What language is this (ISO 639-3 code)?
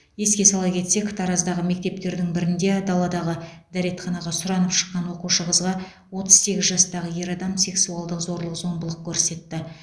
kaz